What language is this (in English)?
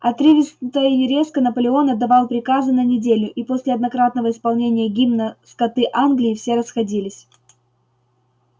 Russian